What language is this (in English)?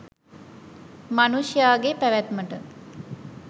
Sinhala